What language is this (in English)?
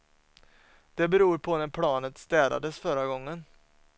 Swedish